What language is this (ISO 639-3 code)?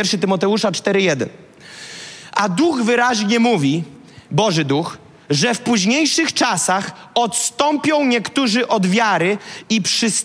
pol